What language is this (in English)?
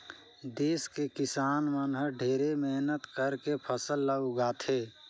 Chhattisgarhi